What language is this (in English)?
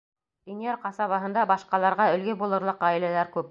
Bashkir